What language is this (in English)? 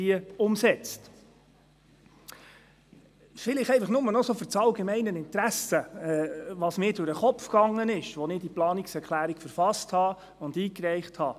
Swiss German